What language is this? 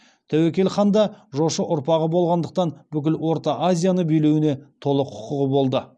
Kazakh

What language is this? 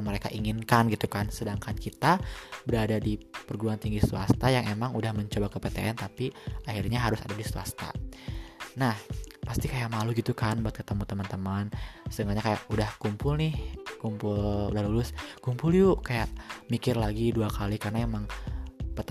Indonesian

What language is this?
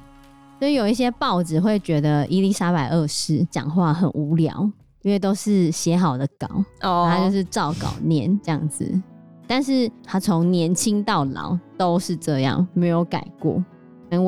Chinese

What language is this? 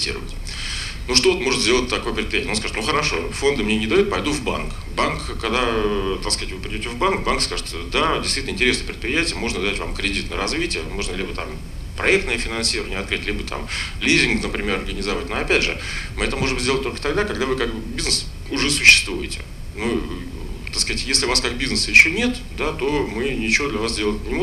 Russian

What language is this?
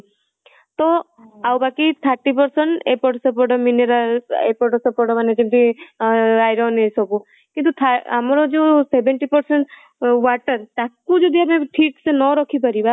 Odia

